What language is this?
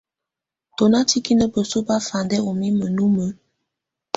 Tunen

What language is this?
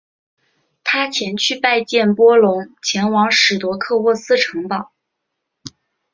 Chinese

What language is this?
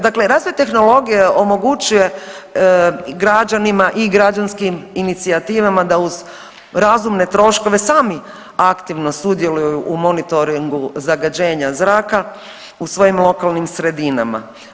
Croatian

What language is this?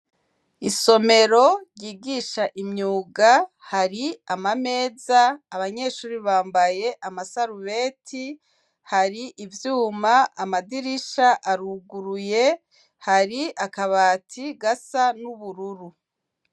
Rundi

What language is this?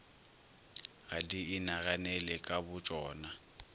Northern Sotho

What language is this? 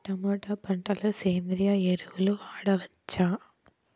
Telugu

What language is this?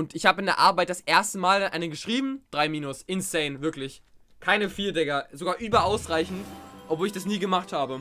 German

